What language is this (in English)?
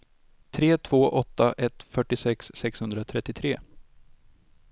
Swedish